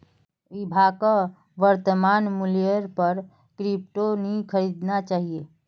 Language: Magahi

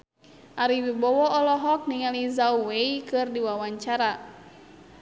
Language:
Sundanese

